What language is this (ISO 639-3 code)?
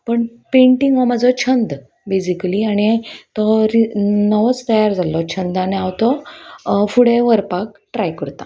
kok